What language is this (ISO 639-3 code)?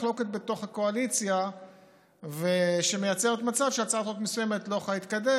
heb